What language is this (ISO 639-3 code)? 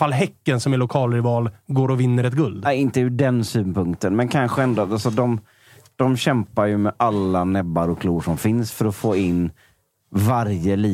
swe